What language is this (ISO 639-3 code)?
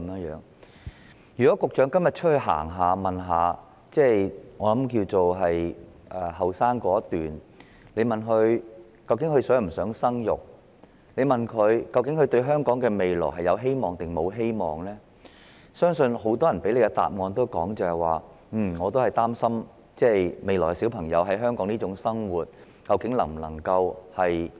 yue